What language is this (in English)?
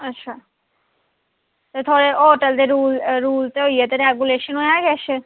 Dogri